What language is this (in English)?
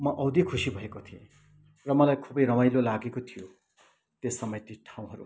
Nepali